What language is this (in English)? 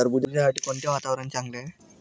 Marathi